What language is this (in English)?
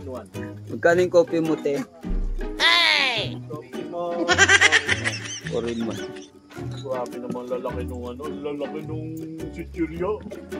Indonesian